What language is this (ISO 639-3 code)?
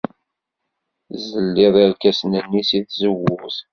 kab